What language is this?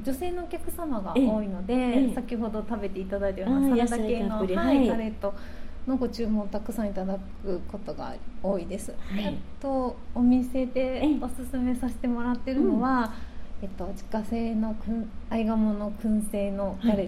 Japanese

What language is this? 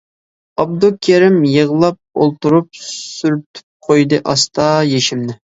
Uyghur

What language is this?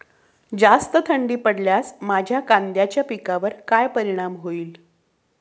Marathi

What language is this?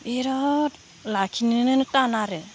Bodo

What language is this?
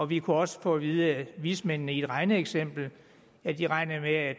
Danish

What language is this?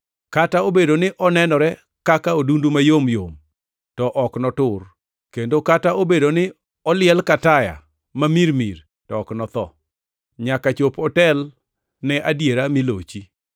Luo (Kenya and Tanzania)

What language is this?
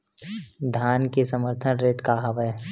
Chhattisgarhi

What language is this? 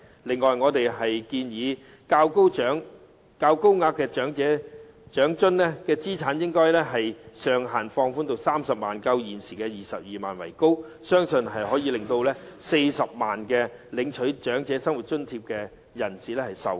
Cantonese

